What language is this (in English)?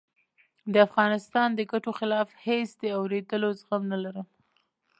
Pashto